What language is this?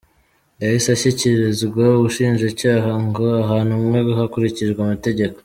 Kinyarwanda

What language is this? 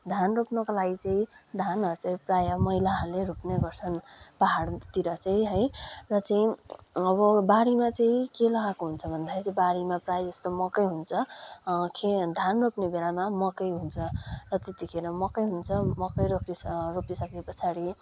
Nepali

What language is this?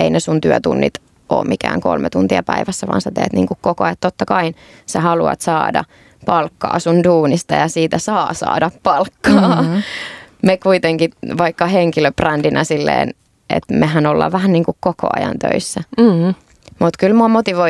Finnish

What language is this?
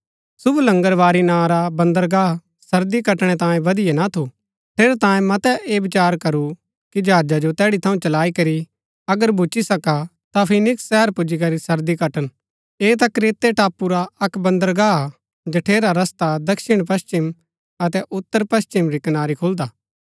Gaddi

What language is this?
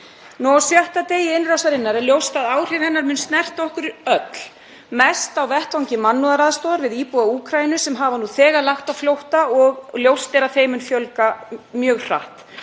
Icelandic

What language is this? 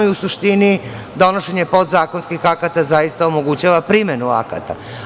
Serbian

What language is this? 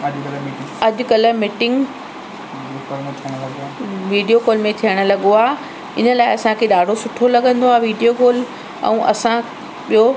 Sindhi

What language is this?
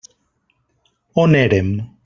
Catalan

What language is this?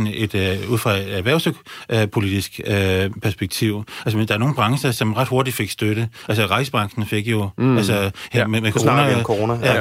Danish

